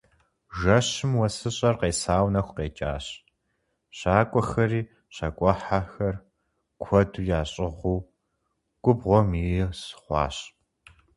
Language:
Kabardian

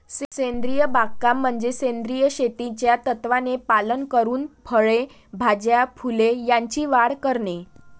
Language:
Marathi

